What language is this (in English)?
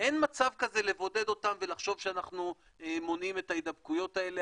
Hebrew